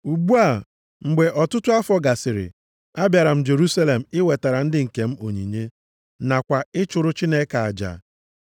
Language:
Igbo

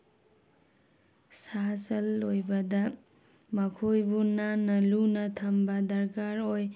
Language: Manipuri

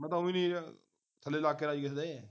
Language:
Punjabi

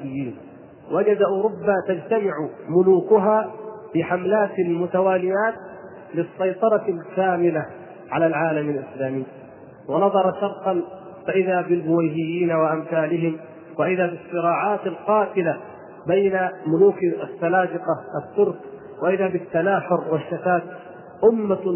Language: Arabic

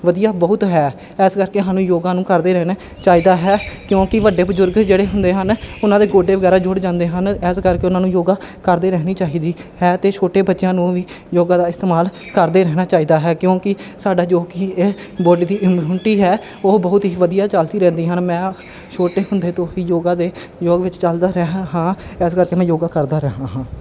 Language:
Punjabi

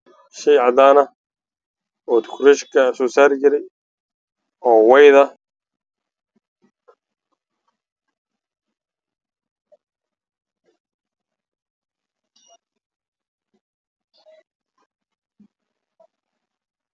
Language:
Somali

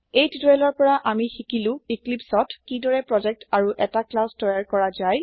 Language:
Assamese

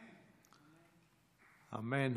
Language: Hebrew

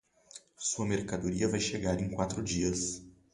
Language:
Portuguese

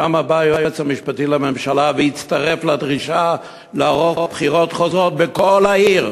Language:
Hebrew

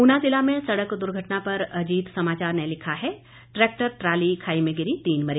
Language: Hindi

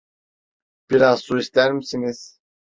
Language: Turkish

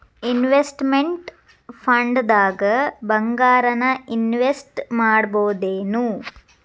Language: Kannada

